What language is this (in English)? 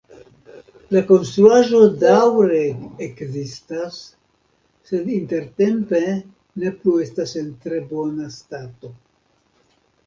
Esperanto